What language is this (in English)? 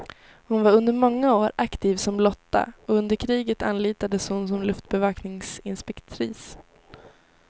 Swedish